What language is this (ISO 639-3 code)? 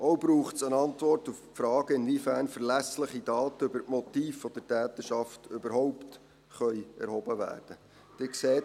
gsw